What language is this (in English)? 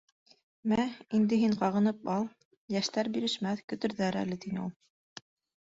Bashkir